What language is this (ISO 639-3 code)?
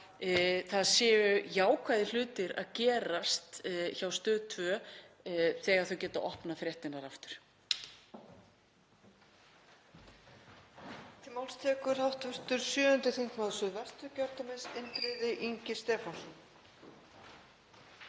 isl